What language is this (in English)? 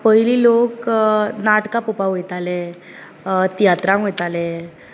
Konkani